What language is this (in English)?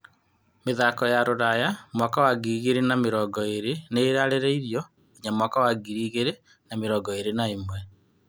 Kikuyu